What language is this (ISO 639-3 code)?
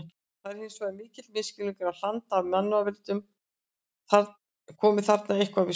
isl